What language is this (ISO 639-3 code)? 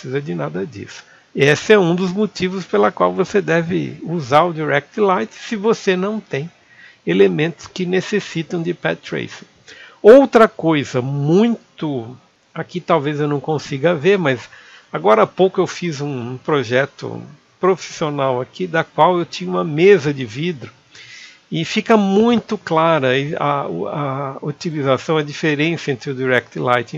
por